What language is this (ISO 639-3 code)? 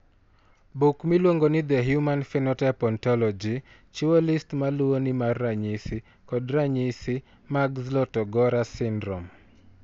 luo